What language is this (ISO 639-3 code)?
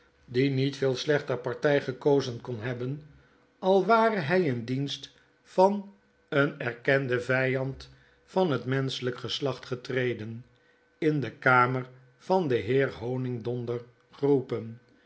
nld